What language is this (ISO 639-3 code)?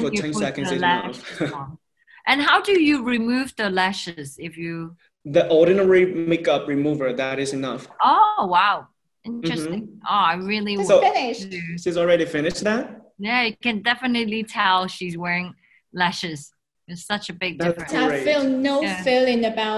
eng